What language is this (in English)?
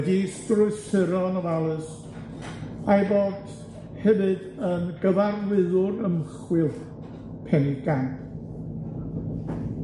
Welsh